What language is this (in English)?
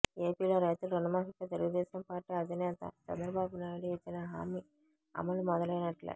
Telugu